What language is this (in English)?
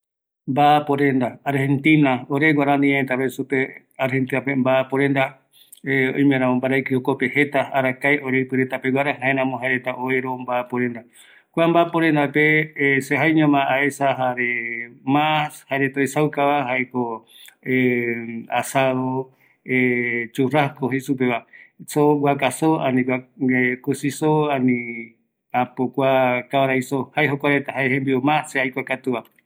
Eastern Bolivian Guaraní